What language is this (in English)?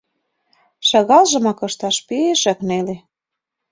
Mari